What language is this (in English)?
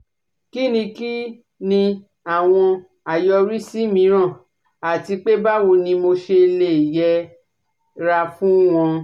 Yoruba